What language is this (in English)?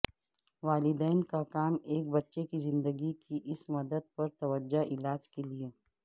Urdu